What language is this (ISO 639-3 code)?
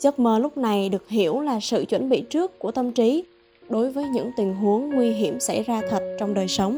vie